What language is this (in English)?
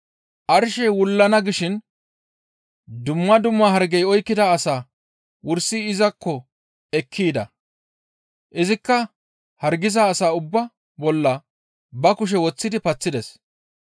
Gamo